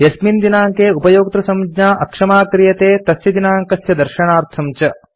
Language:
Sanskrit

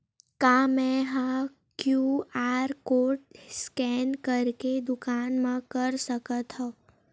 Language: Chhattisgarhi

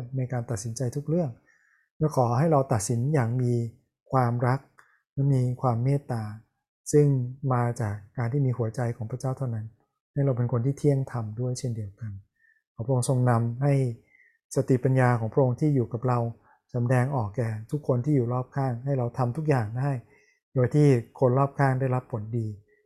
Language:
Thai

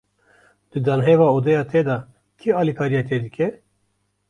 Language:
Kurdish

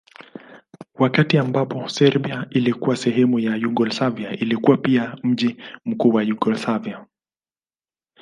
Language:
Swahili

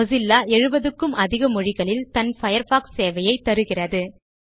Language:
Tamil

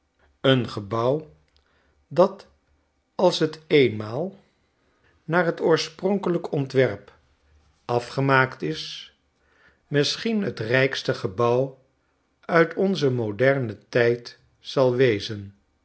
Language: Dutch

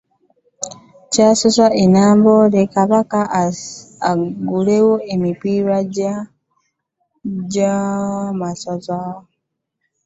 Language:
Ganda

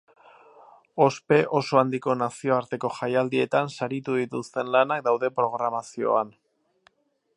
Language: Basque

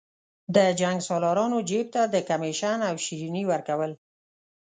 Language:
Pashto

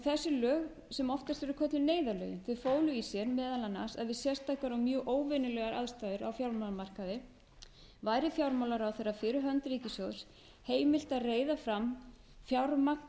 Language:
Icelandic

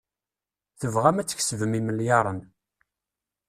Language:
Kabyle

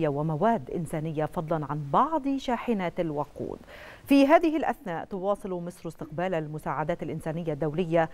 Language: Arabic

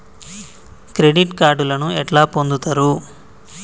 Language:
Telugu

